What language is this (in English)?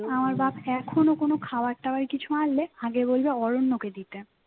Bangla